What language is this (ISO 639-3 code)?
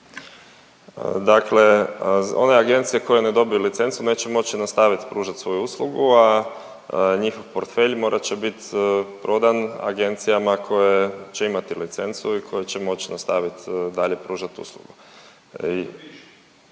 hrv